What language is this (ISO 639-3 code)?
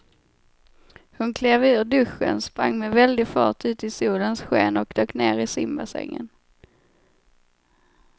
swe